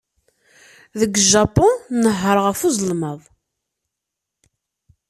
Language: Kabyle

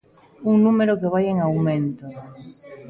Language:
Galician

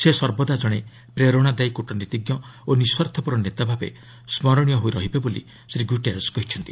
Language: Odia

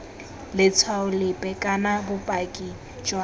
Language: Tswana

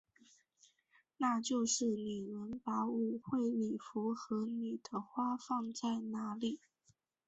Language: Chinese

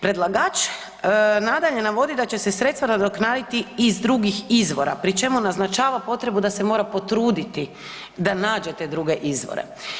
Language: Croatian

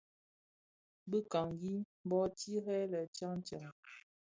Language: Bafia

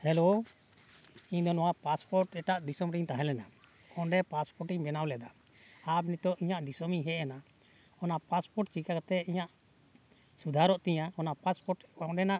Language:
Santali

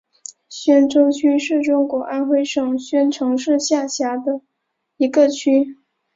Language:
Chinese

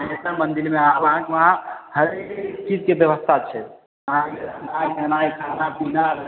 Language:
Maithili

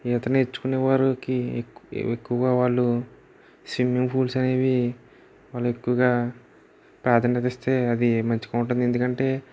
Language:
Telugu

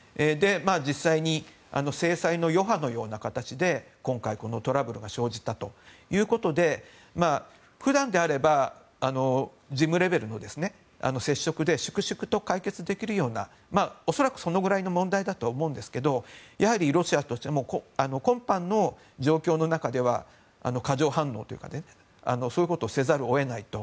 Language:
Japanese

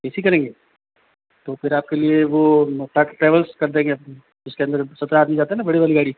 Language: Hindi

